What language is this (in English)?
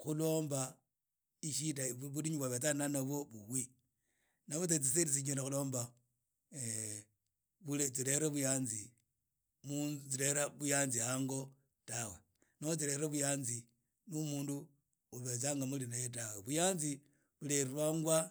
Idakho-Isukha-Tiriki